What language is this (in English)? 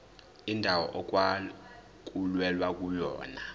Zulu